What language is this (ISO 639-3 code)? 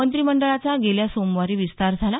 mar